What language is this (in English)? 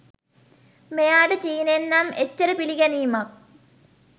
Sinhala